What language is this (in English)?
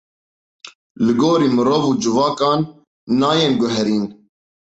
Kurdish